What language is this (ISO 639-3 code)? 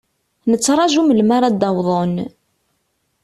kab